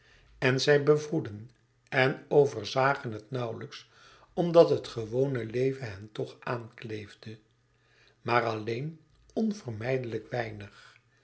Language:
Dutch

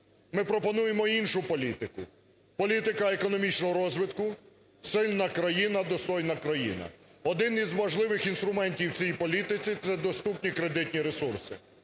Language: Ukrainian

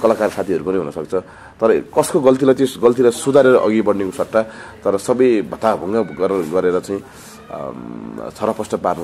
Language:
Arabic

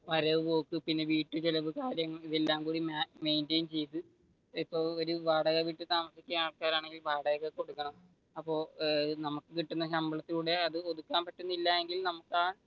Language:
Malayalam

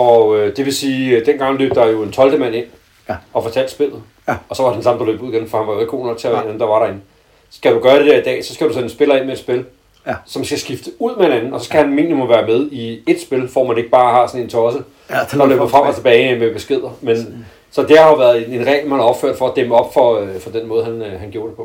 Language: Danish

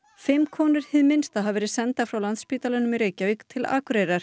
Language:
Icelandic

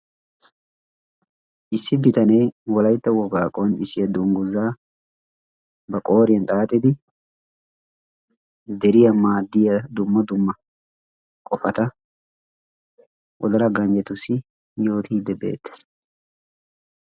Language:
Wolaytta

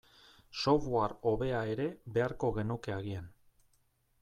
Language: Basque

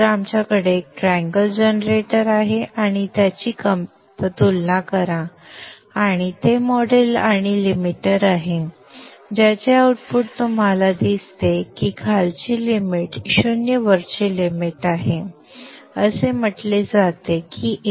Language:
Marathi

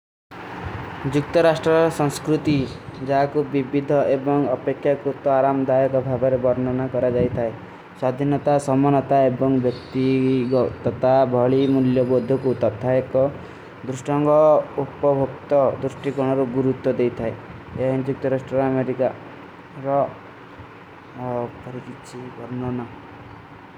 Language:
Kui (India)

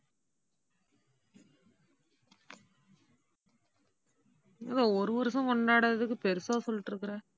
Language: Tamil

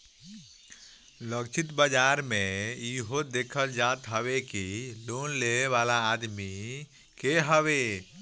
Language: Bhojpuri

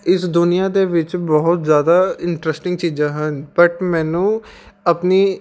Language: Punjabi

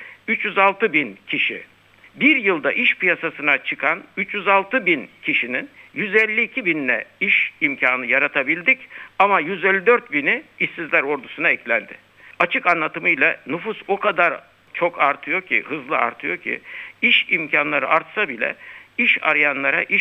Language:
Turkish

